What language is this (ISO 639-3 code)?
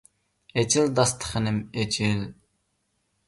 uig